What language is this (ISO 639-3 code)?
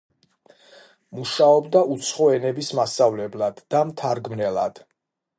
kat